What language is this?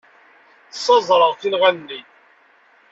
Kabyle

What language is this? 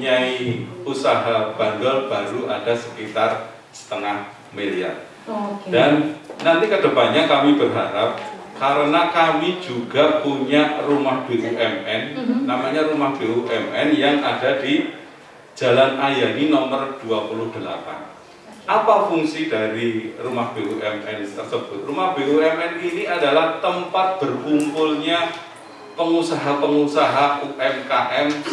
Indonesian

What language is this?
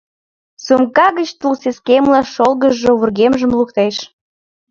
Mari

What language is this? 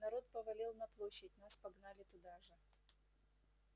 Russian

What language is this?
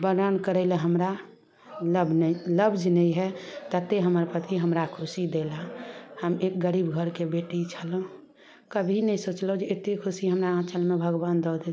Maithili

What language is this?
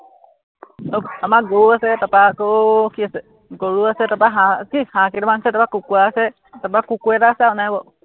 Assamese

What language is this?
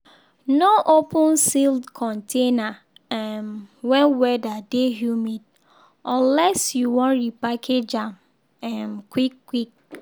Nigerian Pidgin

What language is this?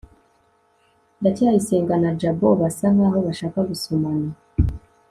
Kinyarwanda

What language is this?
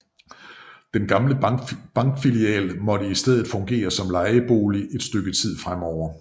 Danish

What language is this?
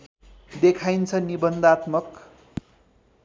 Nepali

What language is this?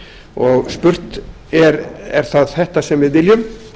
Icelandic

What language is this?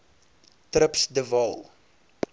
Afrikaans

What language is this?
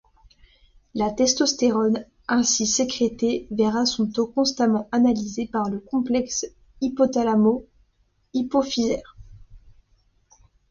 French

